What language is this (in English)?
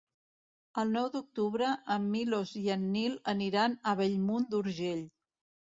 Catalan